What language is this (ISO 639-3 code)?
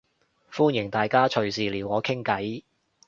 yue